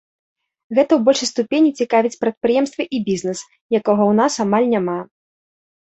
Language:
Belarusian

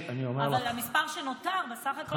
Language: Hebrew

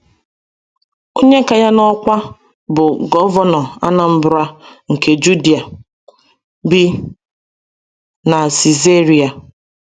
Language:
Igbo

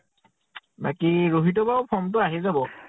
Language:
Assamese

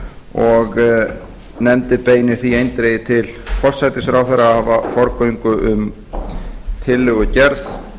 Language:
Icelandic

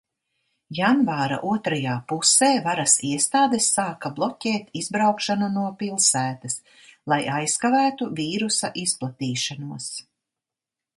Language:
Latvian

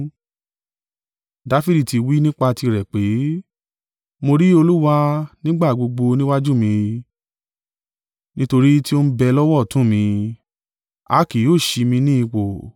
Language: Yoruba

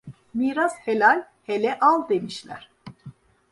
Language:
Turkish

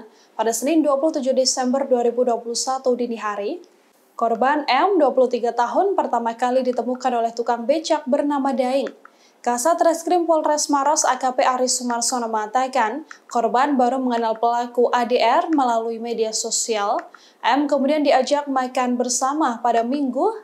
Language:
Indonesian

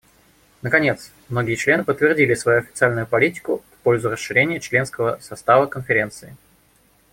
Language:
Russian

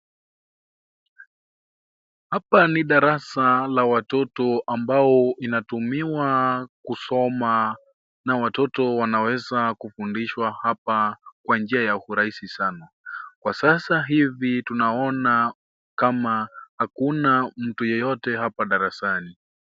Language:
Swahili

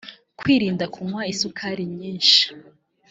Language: Kinyarwanda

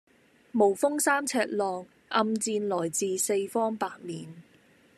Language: Cantonese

